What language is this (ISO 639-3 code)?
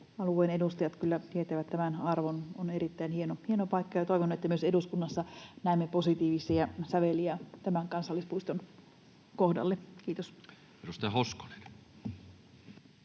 fin